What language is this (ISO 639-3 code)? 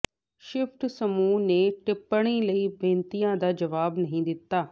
pan